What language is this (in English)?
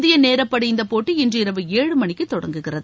Tamil